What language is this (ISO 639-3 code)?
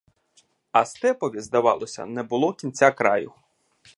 ukr